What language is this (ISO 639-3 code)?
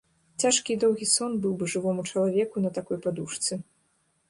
bel